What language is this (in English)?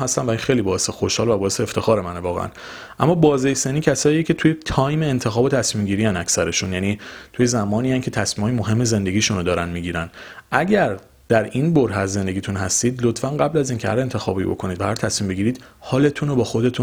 Persian